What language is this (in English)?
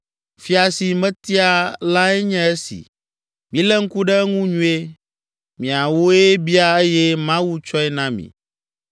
Ewe